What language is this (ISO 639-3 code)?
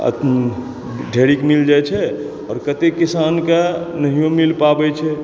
mai